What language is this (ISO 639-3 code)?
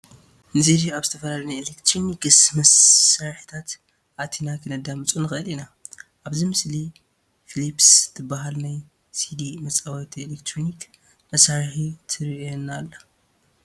tir